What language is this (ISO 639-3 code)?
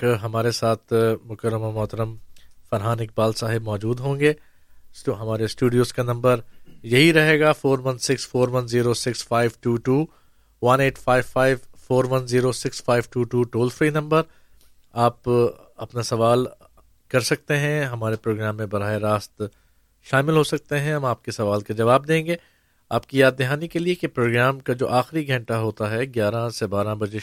urd